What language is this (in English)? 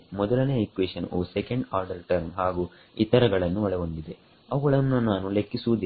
Kannada